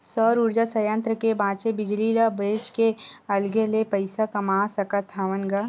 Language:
Chhattisgarhi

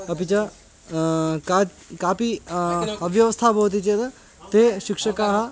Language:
Sanskrit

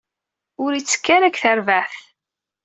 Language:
Kabyle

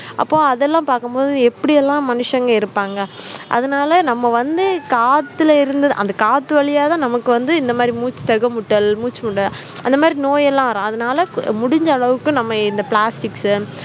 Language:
Tamil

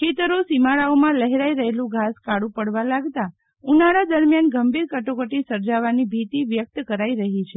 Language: Gujarati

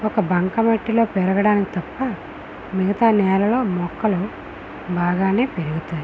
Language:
Telugu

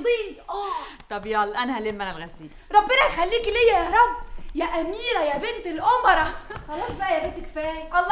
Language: Arabic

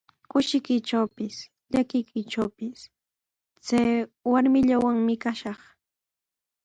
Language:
Sihuas Ancash Quechua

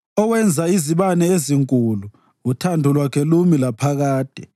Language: North Ndebele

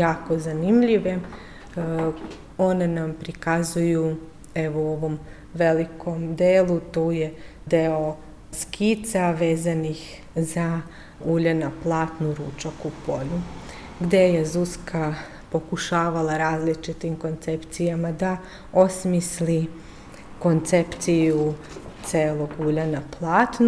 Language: Slovak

